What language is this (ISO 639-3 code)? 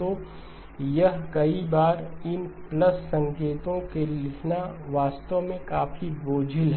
hin